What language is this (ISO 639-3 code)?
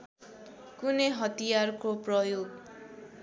nep